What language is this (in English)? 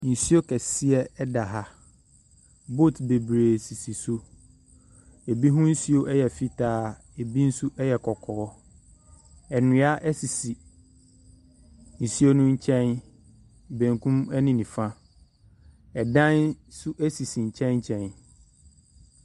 Akan